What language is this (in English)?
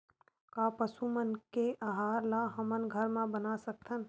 Chhattisgarhi